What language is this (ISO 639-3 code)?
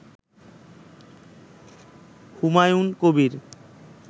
ben